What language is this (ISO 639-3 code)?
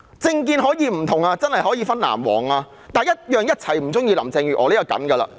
yue